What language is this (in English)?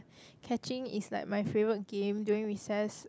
English